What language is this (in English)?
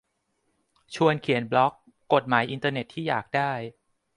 Thai